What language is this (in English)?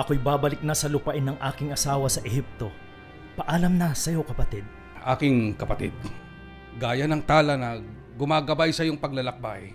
Filipino